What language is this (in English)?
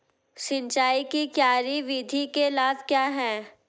Hindi